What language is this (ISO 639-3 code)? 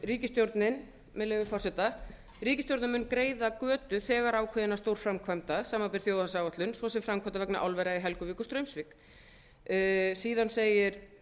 isl